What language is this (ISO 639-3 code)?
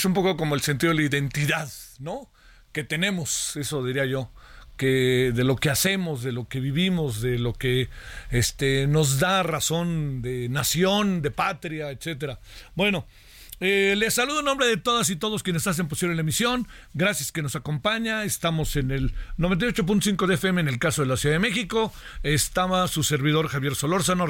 spa